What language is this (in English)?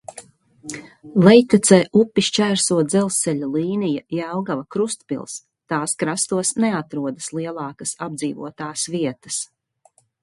Latvian